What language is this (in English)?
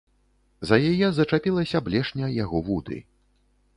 Belarusian